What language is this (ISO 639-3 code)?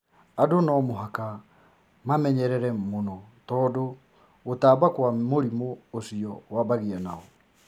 kik